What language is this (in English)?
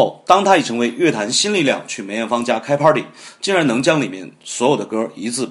Chinese